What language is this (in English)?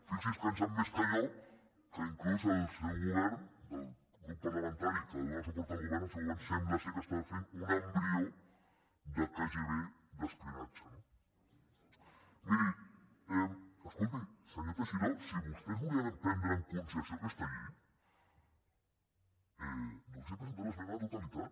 Catalan